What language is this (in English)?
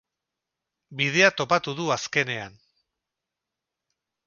Basque